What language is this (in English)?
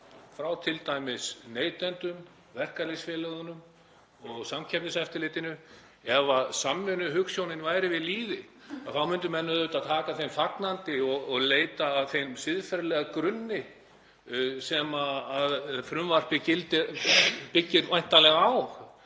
Icelandic